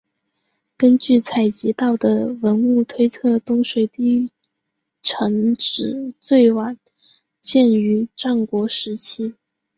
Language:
Chinese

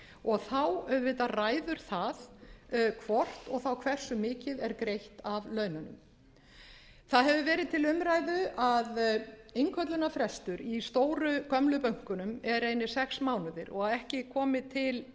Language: Icelandic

